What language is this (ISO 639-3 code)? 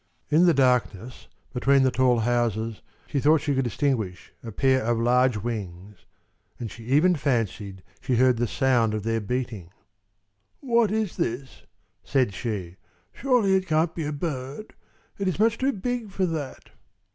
eng